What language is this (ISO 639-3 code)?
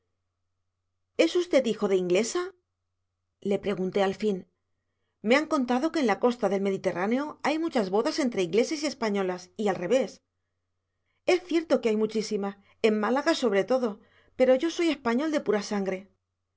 spa